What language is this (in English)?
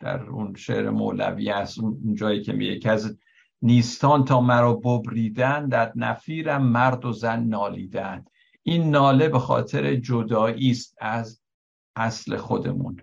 Persian